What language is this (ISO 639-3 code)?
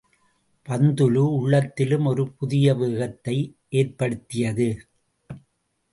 tam